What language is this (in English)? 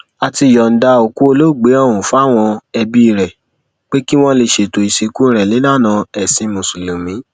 Yoruba